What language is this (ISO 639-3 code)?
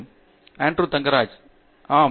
tam